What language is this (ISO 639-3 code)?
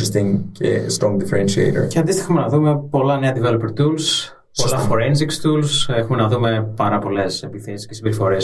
ell